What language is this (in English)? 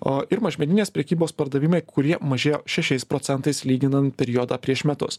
Lithuanian